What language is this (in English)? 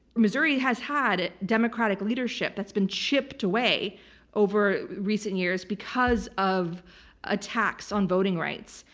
English